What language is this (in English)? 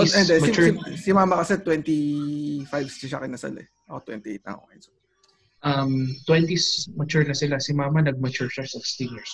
Filipino